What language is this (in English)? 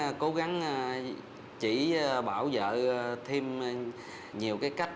Vietnamese